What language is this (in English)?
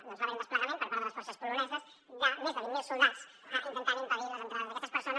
Catalan